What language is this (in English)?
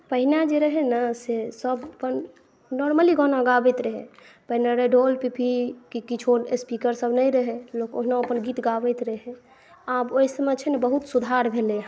Maithili